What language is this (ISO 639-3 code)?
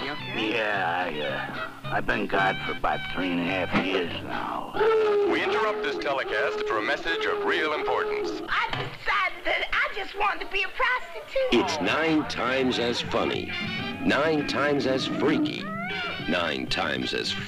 eng